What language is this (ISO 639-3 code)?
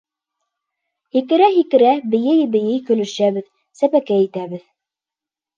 bak